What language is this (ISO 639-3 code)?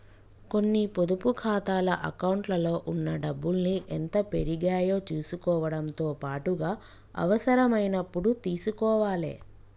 tel